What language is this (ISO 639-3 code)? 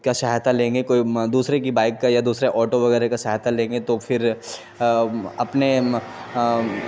urd